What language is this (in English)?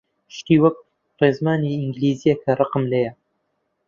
Central Kurdish